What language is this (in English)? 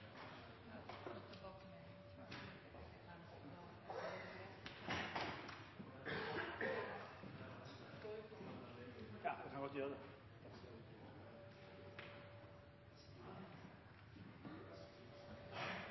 Norwegian Bokmål